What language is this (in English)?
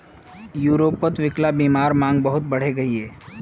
Magahi